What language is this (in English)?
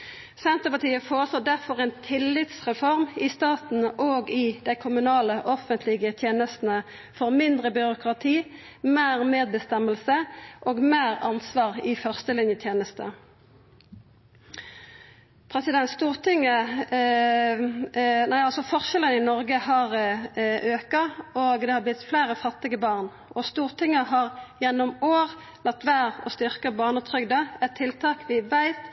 Norwegian Nynorsk